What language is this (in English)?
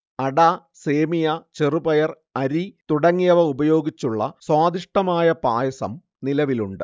Malayalam